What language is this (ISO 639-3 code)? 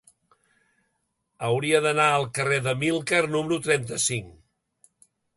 cat